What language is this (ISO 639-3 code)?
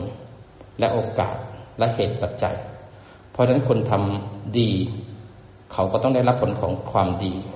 tha